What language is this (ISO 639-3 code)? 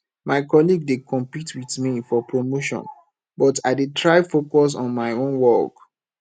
pcm